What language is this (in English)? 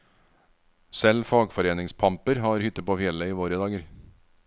Norwegian